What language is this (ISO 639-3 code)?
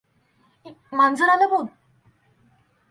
mar